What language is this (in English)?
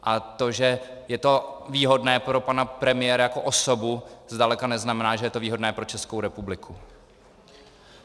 Czech